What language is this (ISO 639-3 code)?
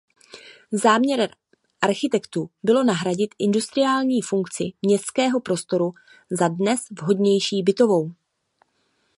ces